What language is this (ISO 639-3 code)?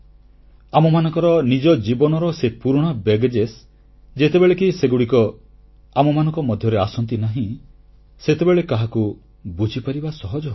ori